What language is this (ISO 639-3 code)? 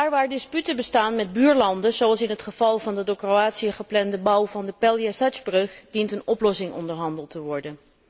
nld